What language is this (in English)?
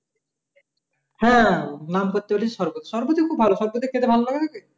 Bangla